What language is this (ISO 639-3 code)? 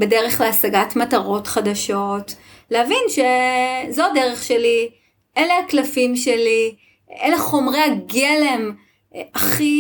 heb